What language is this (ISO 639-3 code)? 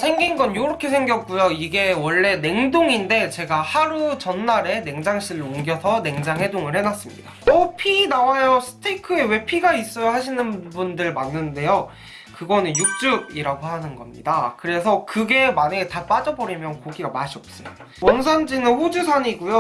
kor